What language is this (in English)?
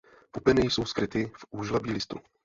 Czech